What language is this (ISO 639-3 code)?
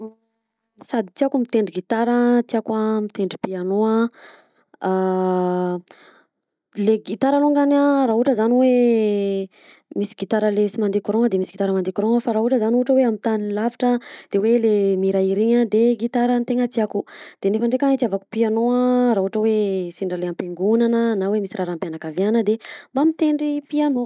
bzc